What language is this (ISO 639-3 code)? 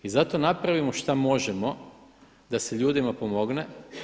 hrv